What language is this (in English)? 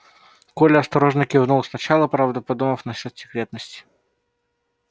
Russian